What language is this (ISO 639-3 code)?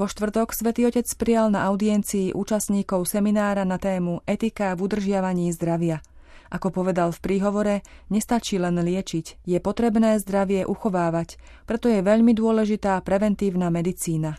slk